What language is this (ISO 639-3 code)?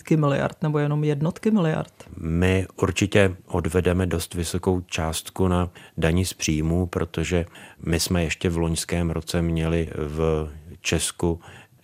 ces